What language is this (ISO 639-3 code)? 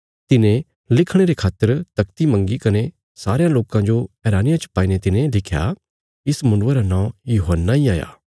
kfs